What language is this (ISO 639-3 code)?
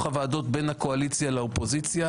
heb